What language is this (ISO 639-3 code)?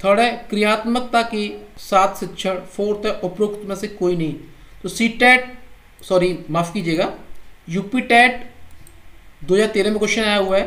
hin